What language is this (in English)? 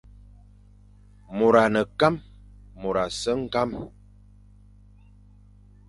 Fang